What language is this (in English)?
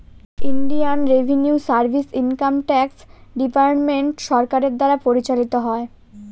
Bangla